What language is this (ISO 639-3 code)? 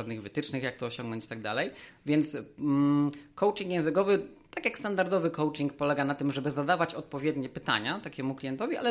pol